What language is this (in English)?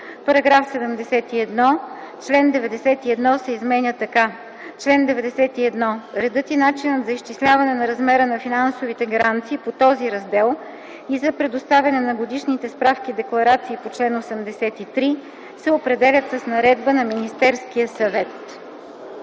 Bulgarian